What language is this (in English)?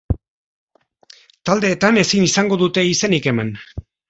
Basque